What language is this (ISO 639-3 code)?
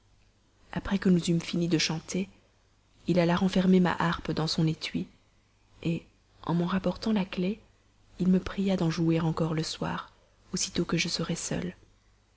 fra